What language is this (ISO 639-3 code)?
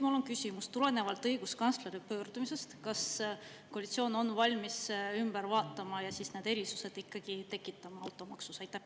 est